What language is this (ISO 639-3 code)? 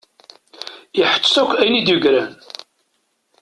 kab